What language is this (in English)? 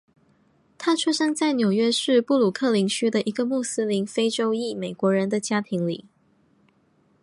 Chinese